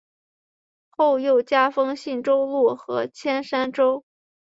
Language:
Chinese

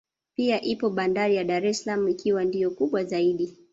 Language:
Swahili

